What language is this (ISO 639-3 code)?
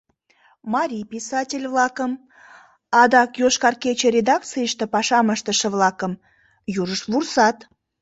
chm